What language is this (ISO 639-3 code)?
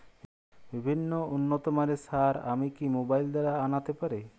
ben